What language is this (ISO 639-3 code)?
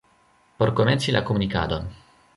epo